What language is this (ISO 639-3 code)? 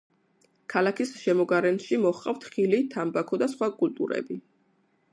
kat